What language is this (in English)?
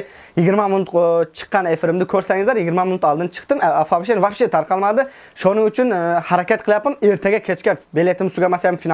Turkish